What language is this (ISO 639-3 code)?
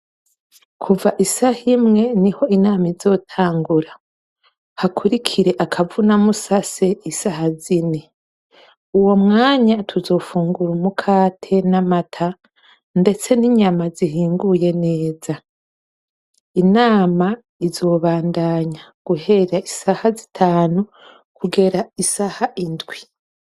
run